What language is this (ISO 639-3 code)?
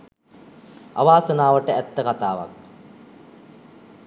sin